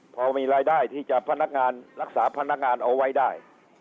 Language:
Thai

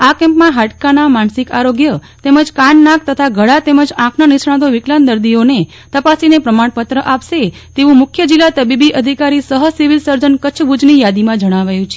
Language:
Gujarati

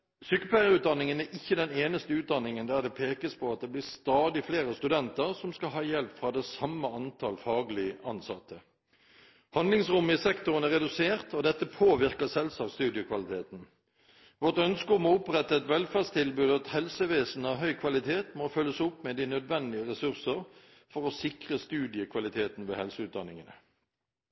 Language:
Norwegian Bokmål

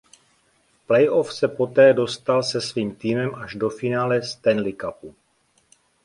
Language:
Czech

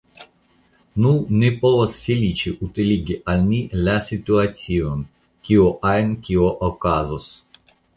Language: Esperanto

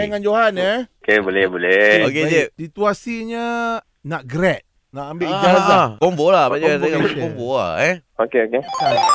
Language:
Malay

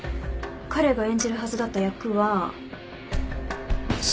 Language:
Japanese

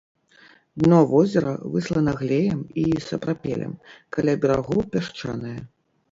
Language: Belarusian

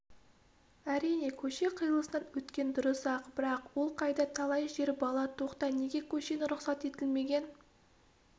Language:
Kazakh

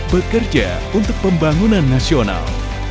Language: Indonesian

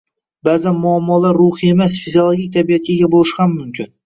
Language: Uzbek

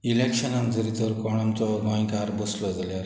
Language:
Konkani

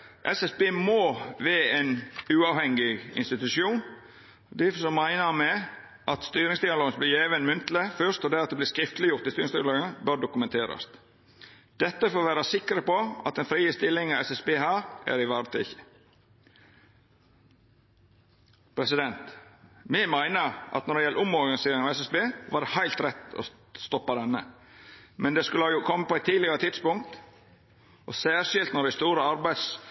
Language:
Norwegian Nynorsk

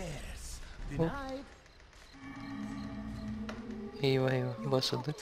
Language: Turkish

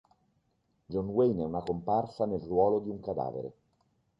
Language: Italian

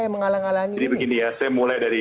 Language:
Indonesian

